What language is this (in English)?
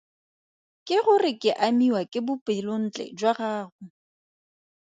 Tswana